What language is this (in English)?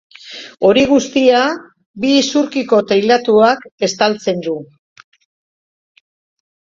Basque